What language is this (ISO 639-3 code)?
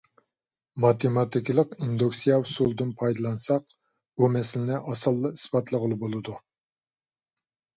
uig